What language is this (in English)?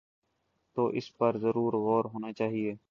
Urdu